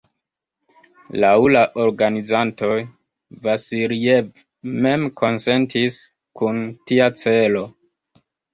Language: Esperanto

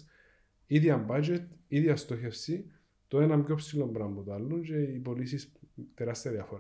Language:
Greek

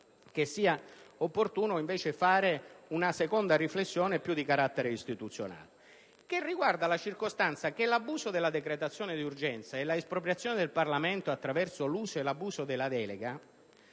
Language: Italian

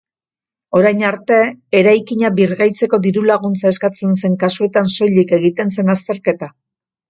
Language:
Basque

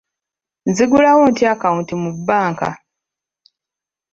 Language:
Ganda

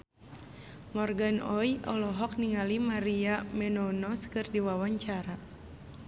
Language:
Sundanese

